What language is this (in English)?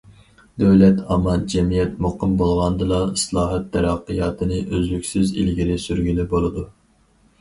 Uyghur